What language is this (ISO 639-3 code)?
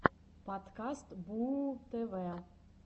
rus